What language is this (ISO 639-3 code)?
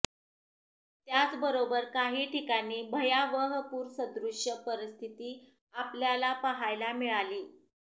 mar